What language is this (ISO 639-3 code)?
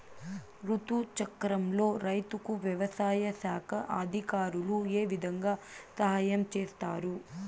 tel